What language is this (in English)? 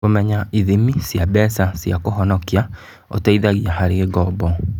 Kikuyu